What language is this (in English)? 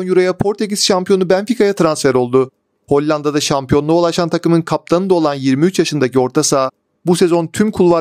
Turkish